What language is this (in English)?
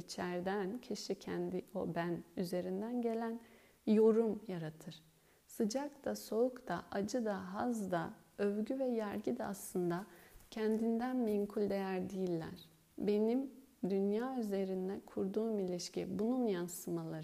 Turkish